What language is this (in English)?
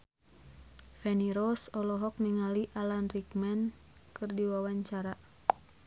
Sundanese